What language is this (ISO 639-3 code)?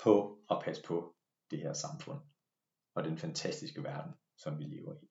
dan